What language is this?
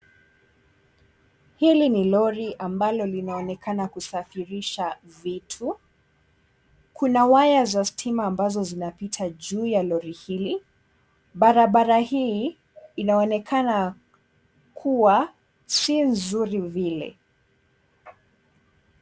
Swahili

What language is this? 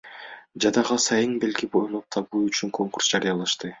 Kyrgyz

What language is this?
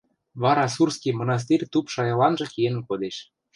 Western Mari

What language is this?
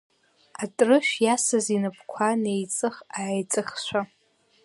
Abkhazian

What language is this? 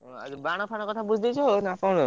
Odia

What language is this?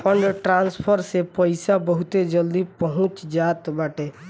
Bhojpuri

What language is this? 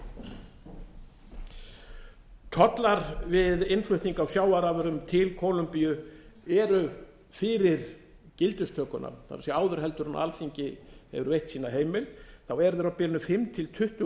Icelandic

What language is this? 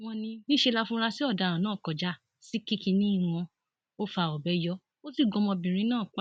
Yoruba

